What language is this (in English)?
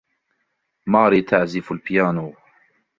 Arabic